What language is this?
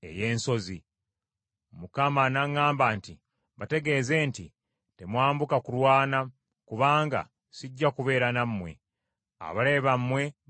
Ganda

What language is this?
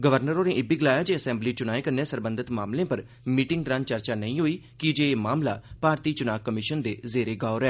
Dogri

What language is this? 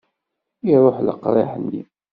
Kabyle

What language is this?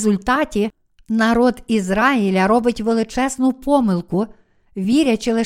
Ukrainian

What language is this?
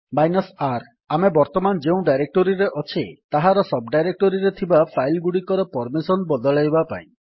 Odia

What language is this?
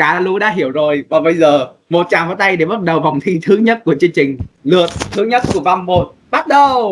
Vietnamese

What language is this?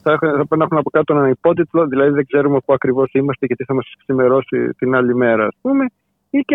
Greek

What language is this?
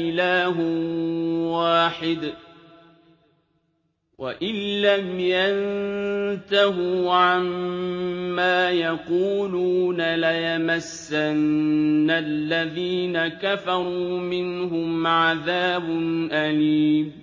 Arabic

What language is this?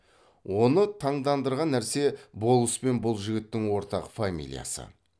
Kazakh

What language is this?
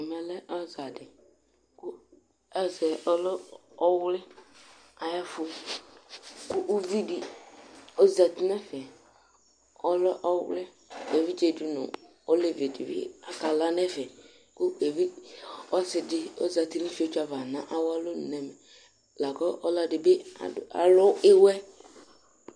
Ikposo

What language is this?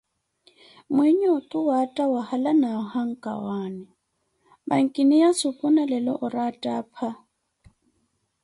Koti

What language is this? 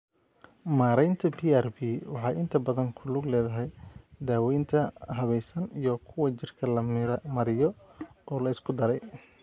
Somali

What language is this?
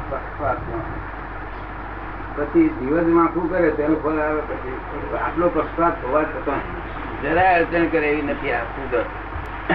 Gujarati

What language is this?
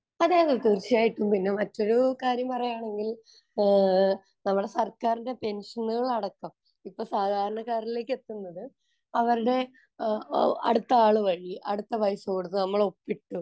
Malayalam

